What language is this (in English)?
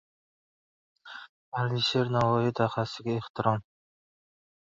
Uzbek